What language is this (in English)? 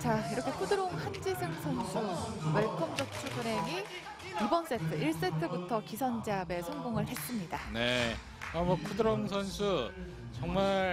Korean